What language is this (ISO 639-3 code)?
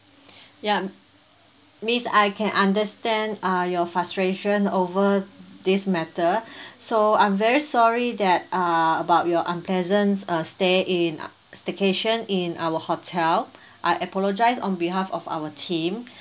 eng